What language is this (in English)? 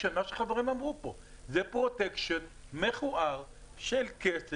Hebrew